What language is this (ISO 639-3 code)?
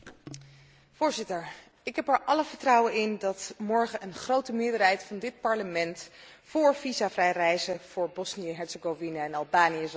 nld